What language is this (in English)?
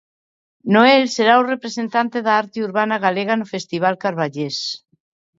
Galician